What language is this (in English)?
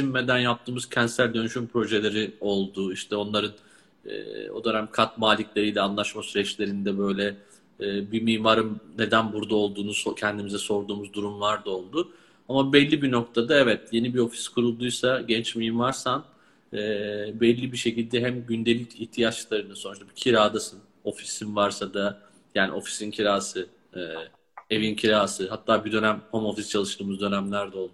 Turkish